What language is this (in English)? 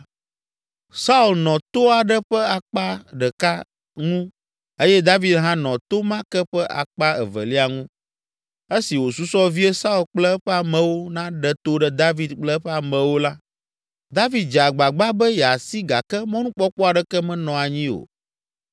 Ewe